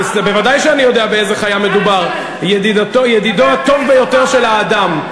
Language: Hebrew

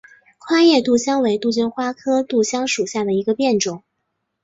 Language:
Chinese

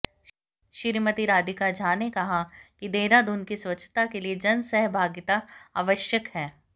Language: Hindi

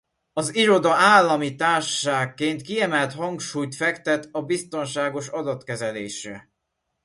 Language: Hungarian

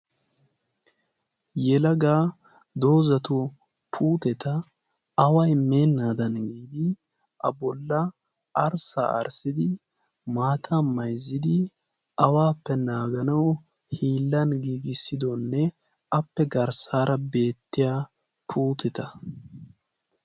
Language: Wolaytta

